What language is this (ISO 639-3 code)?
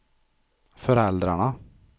swe